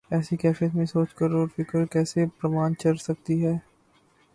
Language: Urdu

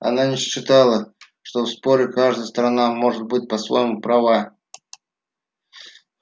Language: Russian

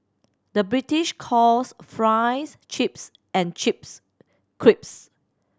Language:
English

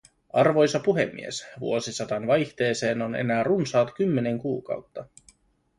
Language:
Finnish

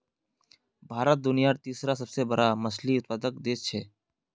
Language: Magahi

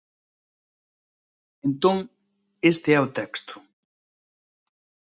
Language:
Galician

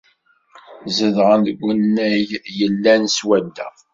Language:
Kabyle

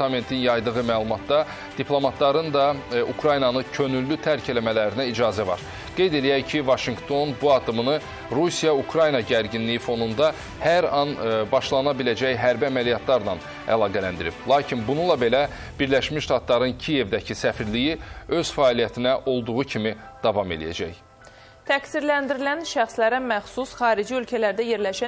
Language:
Turkish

